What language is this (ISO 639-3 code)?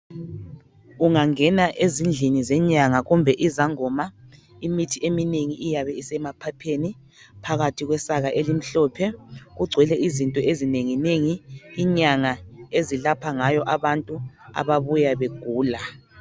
nde